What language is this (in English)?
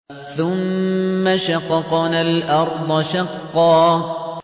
Arabic